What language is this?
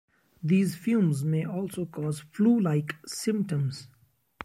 English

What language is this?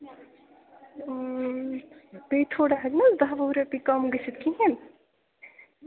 Kashmiri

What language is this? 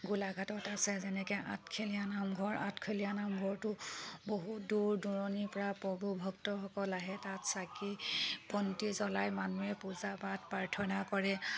Assamese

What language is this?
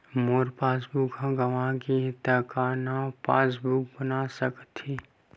Chhattisgarhi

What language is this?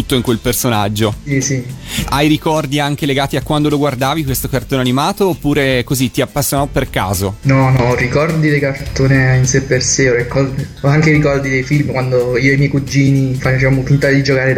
Italian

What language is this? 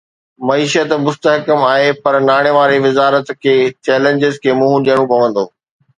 Sindhi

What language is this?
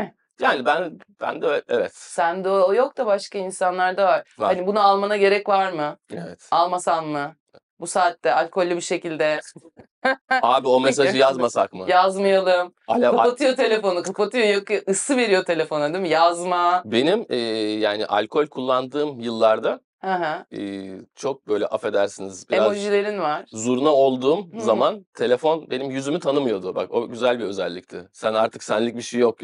Turkish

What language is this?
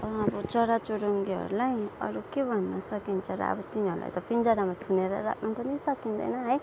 Nepali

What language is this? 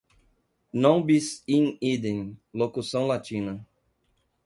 Portuguese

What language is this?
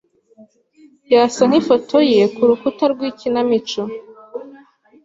Kinyarwanda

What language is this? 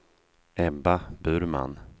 Swedish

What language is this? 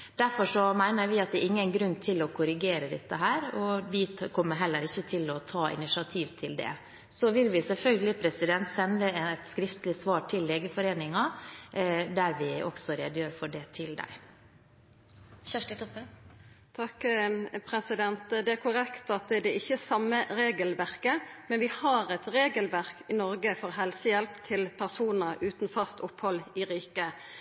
Norwegian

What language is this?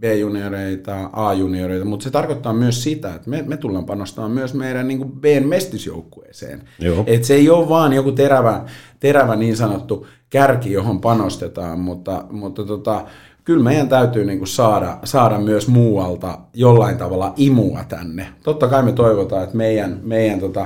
Finnish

